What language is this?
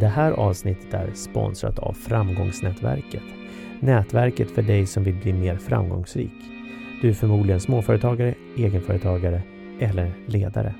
Swedish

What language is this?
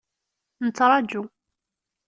Kabyle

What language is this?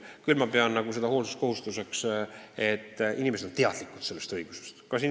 Estonian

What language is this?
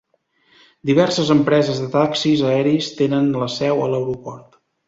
Catalan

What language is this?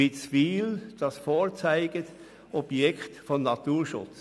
Swiss German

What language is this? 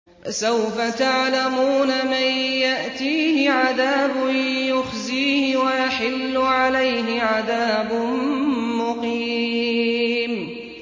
Arabic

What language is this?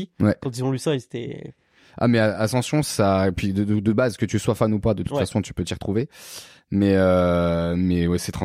French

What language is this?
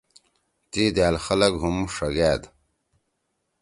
Torwali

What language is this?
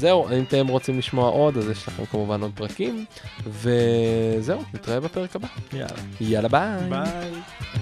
Hebrew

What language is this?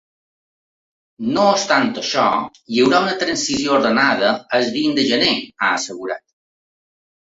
Catalan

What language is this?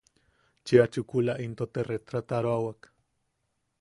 Yaqui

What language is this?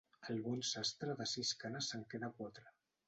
Catalan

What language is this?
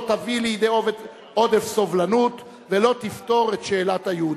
Hebrew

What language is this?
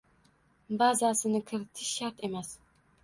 Uzbek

